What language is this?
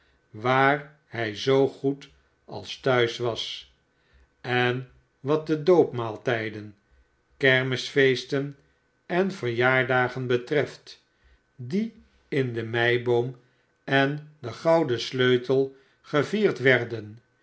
Dutch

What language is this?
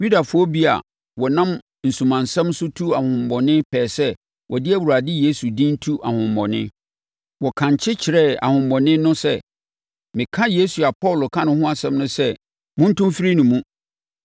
Akan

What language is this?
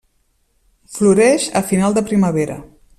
Catalan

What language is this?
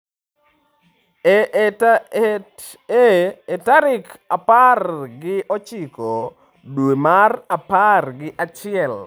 Luo (Kenya and Tanzania)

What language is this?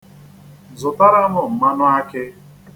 Igbo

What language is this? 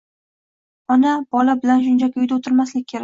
Uzbek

